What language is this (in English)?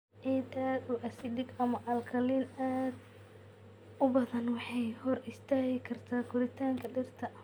Somali